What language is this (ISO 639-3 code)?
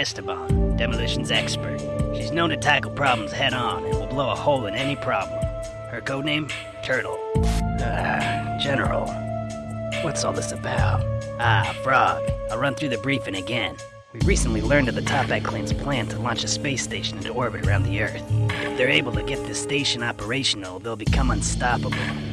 eng